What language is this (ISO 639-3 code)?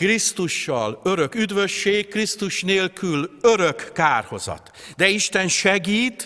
hun